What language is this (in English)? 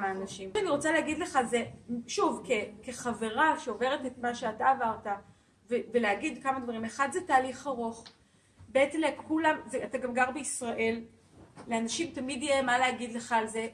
Hebrew